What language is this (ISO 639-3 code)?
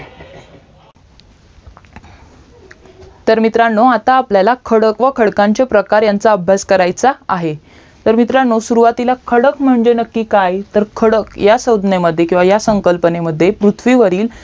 mar